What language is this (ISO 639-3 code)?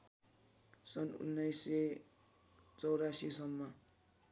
nep